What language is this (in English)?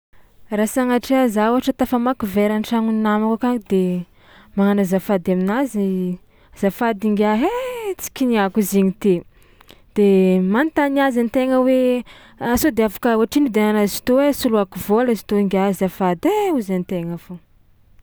Tsimihety Malagasy